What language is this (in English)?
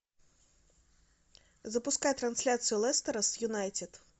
Russian